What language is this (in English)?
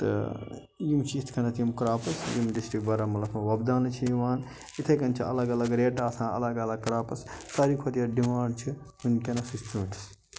Kashmiri